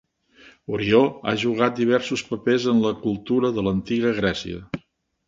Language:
Catalan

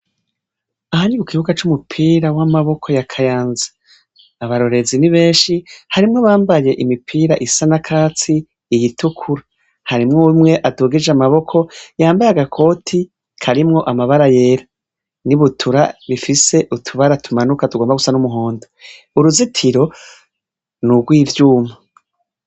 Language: Rundi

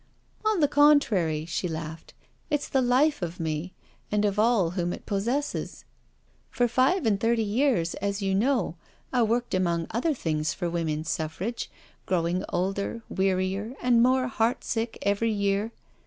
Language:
English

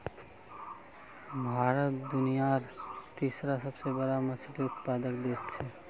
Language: Magahi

